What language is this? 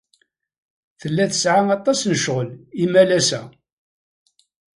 Kabyle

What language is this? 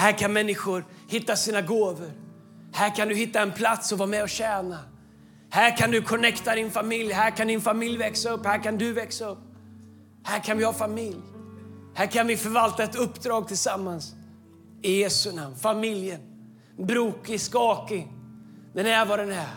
Swedish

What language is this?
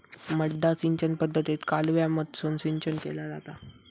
Marathi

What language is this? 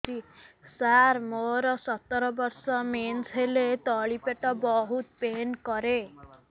Odia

